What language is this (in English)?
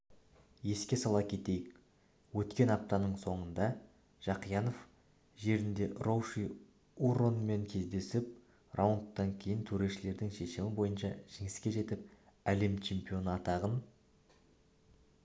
Kazakh